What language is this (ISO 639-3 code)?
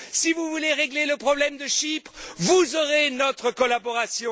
fra